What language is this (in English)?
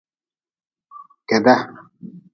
Nawdm